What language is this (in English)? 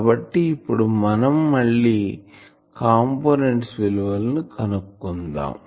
Telugu